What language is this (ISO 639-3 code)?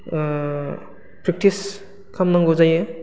brx